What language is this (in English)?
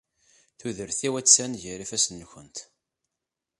Kabyle